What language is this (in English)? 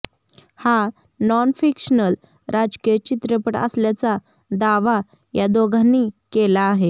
Marathi